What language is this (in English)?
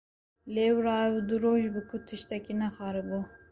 Kurdish